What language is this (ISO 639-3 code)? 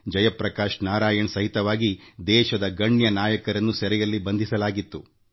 kan